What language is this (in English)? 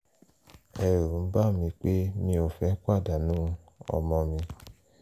Yoruba